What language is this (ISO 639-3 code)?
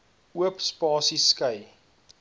afr